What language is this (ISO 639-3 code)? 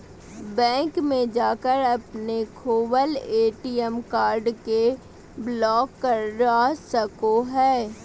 mag